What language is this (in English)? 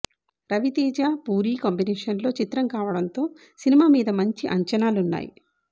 Telugu